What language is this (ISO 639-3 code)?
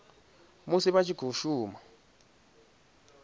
ven